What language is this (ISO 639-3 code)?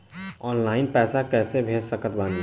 bho